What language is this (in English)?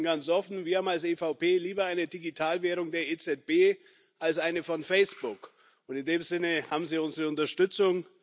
German